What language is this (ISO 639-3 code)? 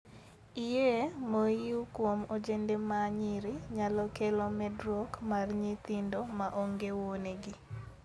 luo